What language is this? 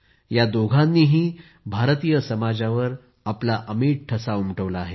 Marathi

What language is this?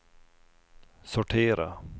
Swedish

